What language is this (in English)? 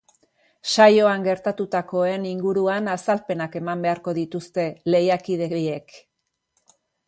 Basque